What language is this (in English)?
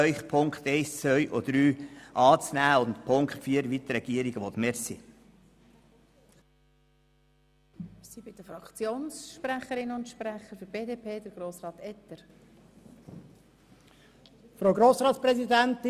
Swiss German